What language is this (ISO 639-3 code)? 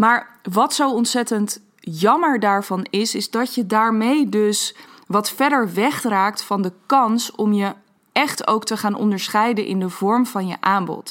nld